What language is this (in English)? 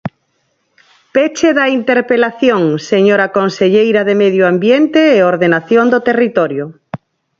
Galician